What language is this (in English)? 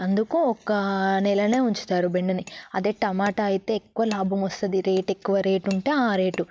Telugu